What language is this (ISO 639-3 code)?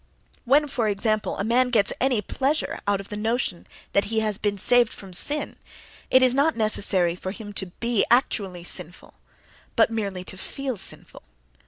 eng